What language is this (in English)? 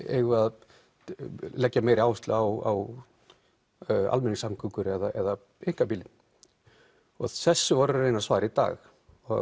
Icelandic